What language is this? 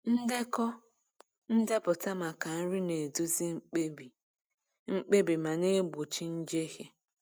Igbo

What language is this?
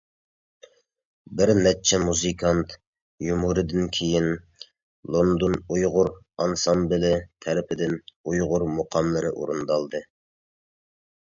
Uyghur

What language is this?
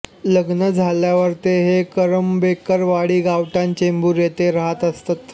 Marathi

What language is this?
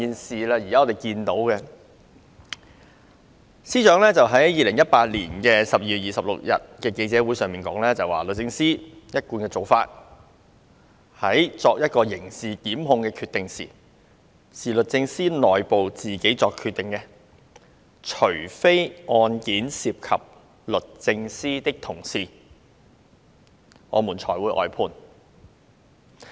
Cantonese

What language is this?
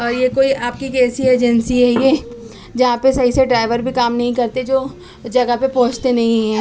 Urdu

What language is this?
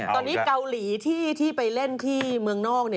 Thai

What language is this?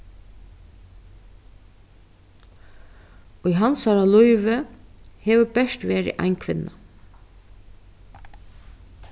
Faroese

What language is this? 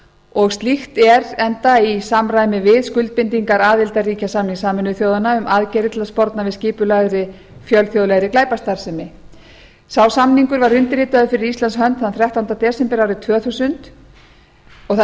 Icelandic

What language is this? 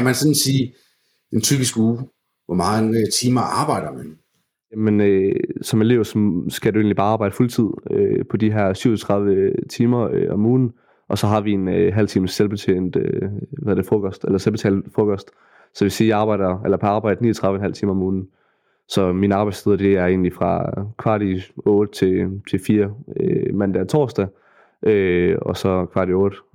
Danish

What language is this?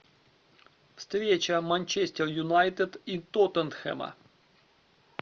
Russian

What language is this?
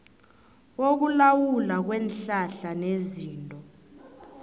South Ndebele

